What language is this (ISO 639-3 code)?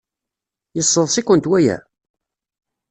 kab